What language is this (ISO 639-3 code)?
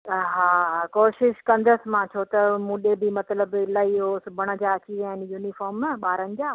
snd